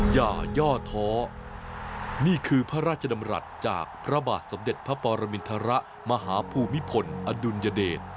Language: Thai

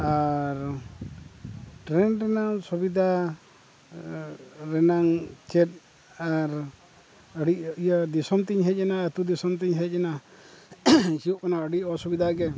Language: Santali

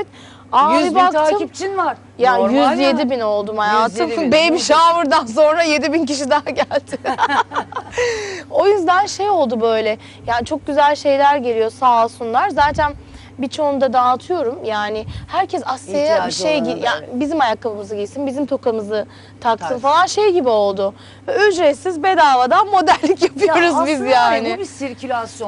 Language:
Turkish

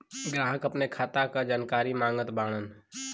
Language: Bhojpuri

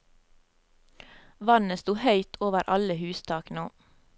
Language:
Norwegian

